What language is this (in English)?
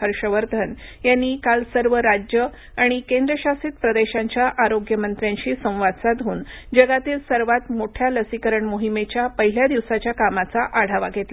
Marathi